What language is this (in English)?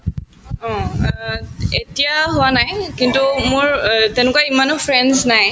Assamese